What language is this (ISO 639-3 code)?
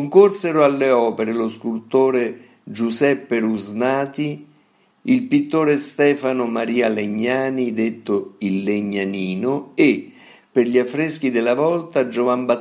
ita